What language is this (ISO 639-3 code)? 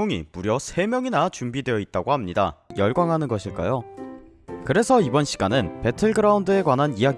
kor